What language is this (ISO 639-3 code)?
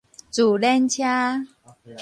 nan